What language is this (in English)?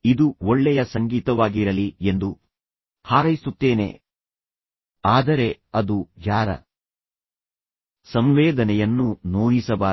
Kannada